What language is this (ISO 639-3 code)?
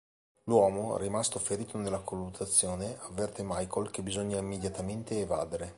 ita